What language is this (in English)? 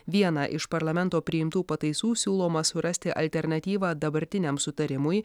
Lithuanian